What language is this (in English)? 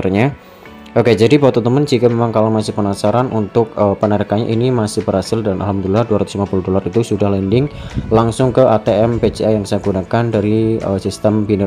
Indonesian